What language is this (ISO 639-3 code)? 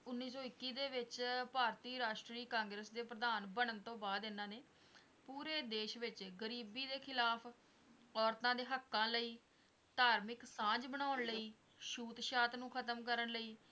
pan